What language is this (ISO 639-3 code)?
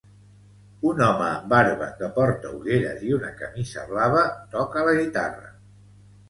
cat